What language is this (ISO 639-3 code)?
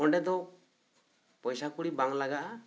sat